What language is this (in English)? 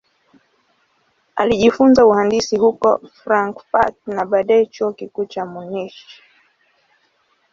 Swahili